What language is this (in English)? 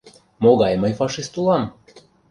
Mari